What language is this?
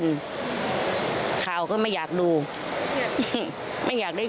Thai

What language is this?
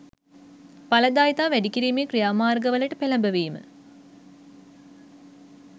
Sinhala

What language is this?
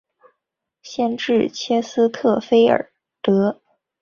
Chinese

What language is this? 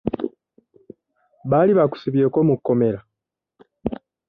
Ganda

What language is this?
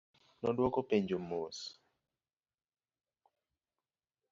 Luo (Kenya and Tanzania)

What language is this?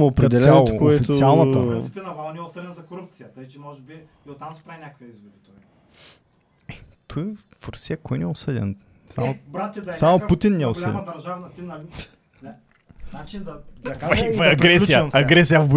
Bulgarian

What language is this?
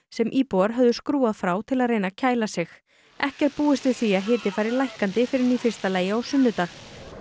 Icelandic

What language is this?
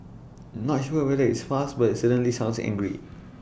English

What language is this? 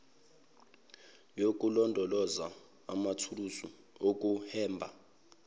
Zulu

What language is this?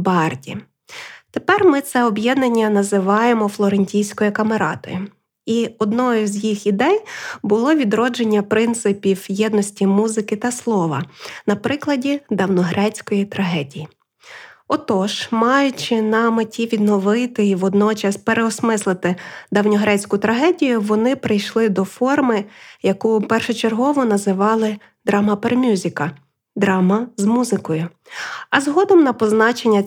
Ukrainian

